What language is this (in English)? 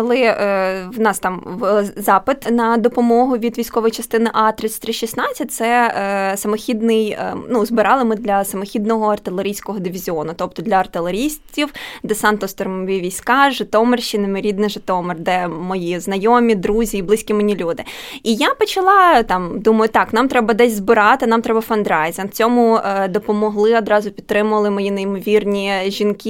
Ukrainian